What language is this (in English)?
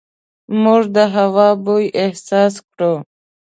Pashto